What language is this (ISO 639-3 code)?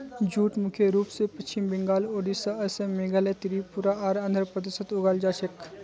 mag